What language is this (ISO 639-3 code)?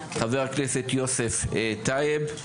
heb